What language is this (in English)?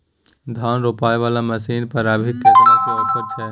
Maithili